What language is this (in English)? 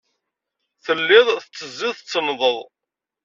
Kabyle